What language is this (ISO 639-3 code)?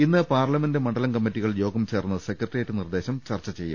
mal